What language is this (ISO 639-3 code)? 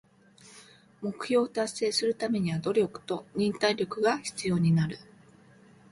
jpn